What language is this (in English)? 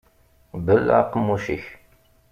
Kabyle